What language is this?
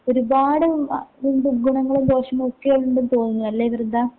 Malayalam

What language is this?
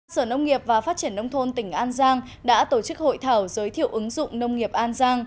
Vietnamese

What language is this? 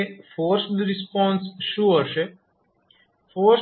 Gujarati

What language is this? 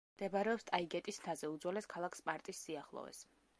Georgian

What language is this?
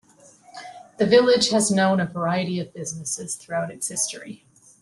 English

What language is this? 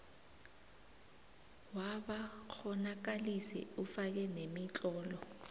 South Ndebele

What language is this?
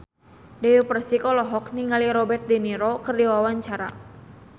Sundanese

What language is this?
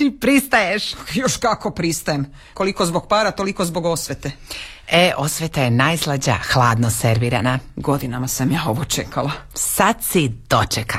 Croatian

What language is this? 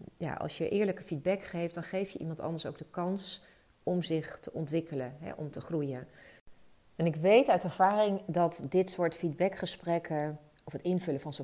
Dutch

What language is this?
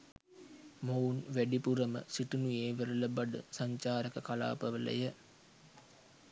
Sinhala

